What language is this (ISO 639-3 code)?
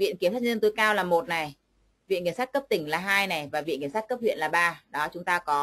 vie